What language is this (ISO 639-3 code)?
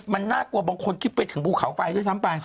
tha